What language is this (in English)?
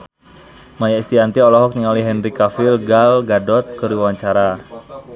Sundanese